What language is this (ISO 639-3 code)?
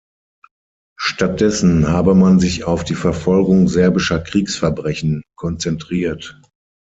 deu